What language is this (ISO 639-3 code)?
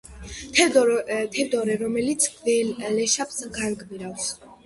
kat